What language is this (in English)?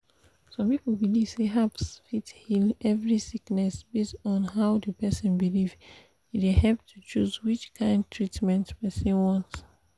Nigerian Pidgin